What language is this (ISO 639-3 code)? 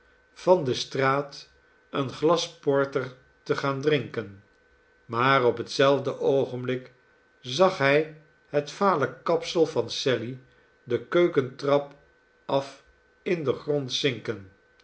nld